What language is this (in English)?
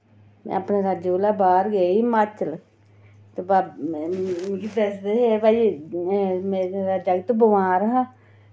Dogri